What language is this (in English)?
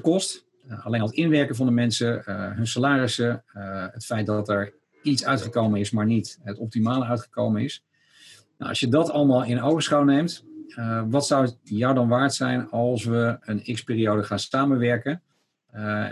Dutch